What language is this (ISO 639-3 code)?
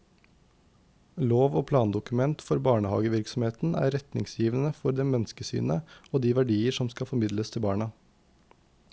nor